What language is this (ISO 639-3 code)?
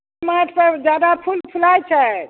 mai